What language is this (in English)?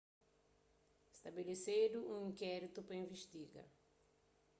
Kabuverdianu